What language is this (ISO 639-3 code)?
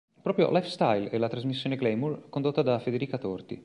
ita